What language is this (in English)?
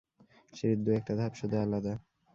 Bangla